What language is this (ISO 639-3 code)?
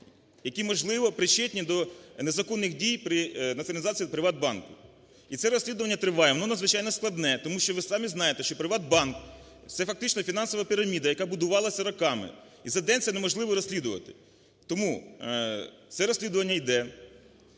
ukr